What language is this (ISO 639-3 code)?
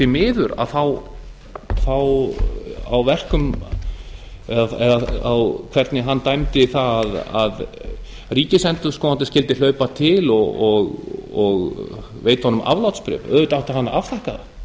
isl